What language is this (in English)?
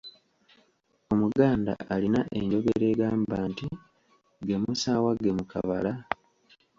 Ganda